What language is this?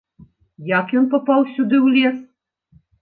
Belarusian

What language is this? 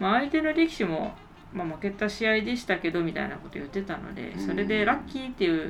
Japanese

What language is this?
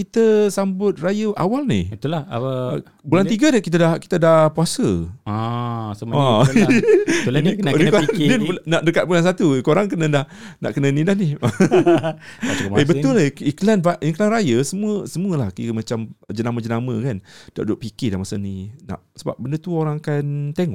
Malay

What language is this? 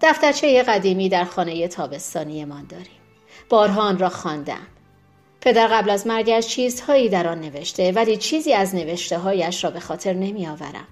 Persian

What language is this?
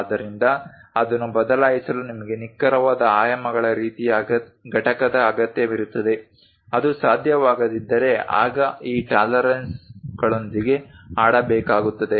Kannada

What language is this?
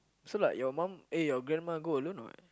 English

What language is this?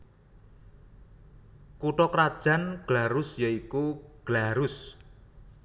Javanese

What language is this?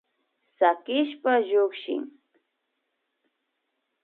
Imbabura Highland Quichua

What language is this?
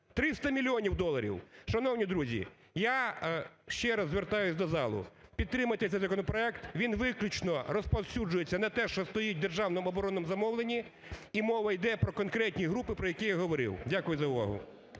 Ukrainian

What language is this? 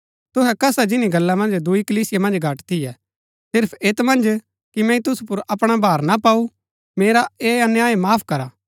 Gaddi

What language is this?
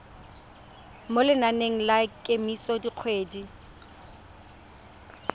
Tswana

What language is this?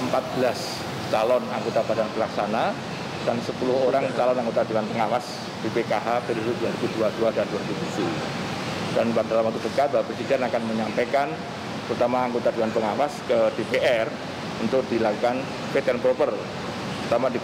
Indonesian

